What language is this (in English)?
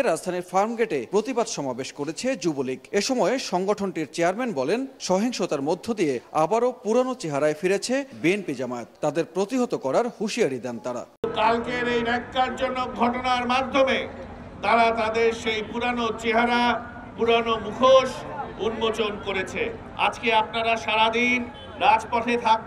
Arabic